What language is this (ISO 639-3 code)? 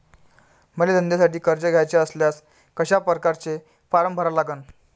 mar